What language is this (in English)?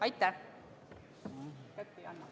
Estonian